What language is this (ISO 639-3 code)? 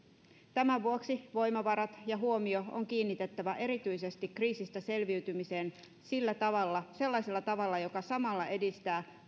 fin